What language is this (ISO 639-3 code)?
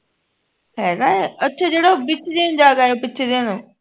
pan